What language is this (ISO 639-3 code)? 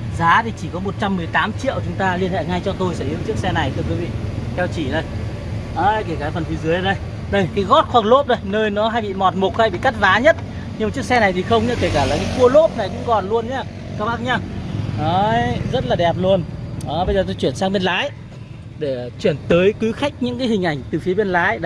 vie